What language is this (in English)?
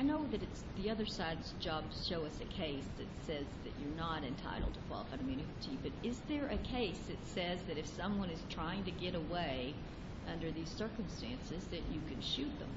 English